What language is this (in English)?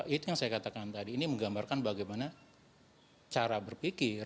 Indonesian